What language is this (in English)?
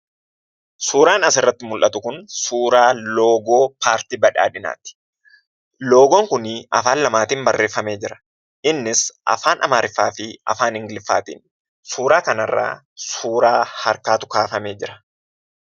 Oromo